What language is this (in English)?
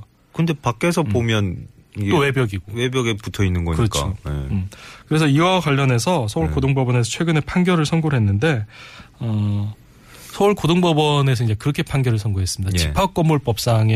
Korean